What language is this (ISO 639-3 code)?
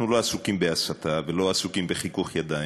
heb